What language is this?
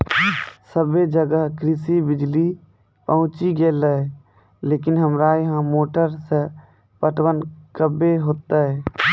Maithili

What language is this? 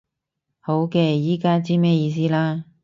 Cantonese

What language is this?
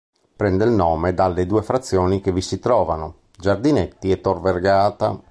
Italian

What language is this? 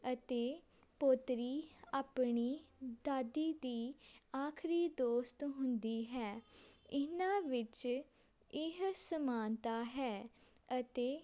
Punjabi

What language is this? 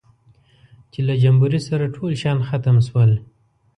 Pashto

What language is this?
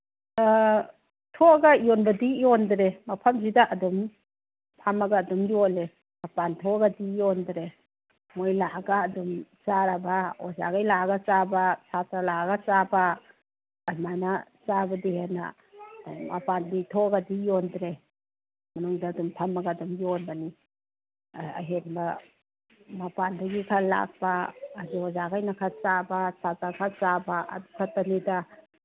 Manipuri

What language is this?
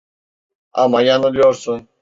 Turkish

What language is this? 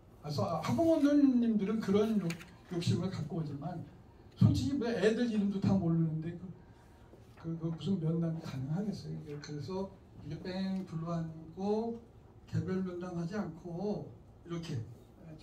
Korean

